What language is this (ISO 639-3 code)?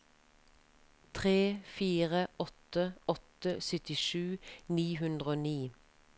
nor